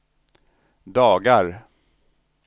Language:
Swedish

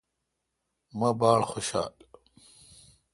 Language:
Kalkoti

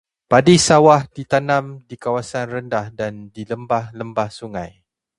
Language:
Malay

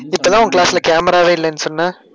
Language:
Tamil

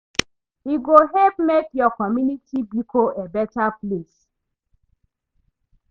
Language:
Nigerian Pidgin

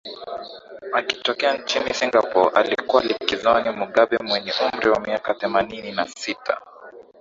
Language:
Swahili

